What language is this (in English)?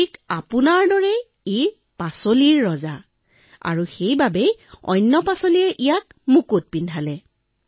Assamese